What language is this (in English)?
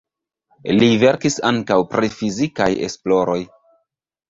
Esperanto